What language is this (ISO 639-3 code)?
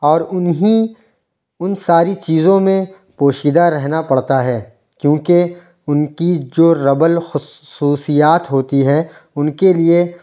urd